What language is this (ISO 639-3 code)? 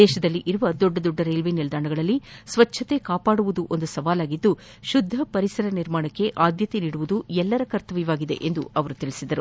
kan